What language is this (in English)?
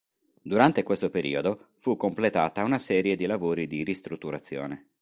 Italian